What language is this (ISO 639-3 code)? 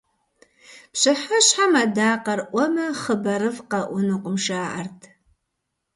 kbd